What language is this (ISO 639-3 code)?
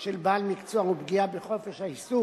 heb